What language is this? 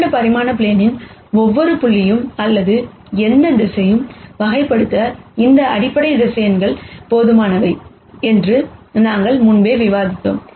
Tamil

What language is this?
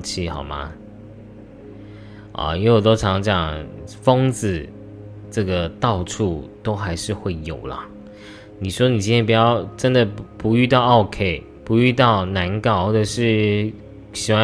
Chinese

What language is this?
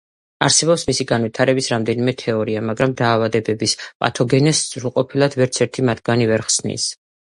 Georgian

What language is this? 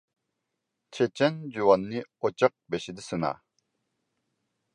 Uyghur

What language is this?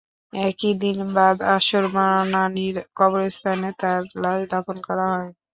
Bangla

